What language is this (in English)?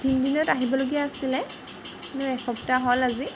Assamese